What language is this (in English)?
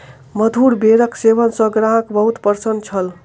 Maithili